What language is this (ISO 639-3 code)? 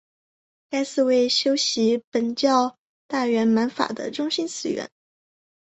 zho